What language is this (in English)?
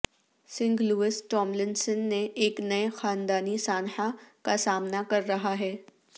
Urdu